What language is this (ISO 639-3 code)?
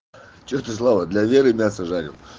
rus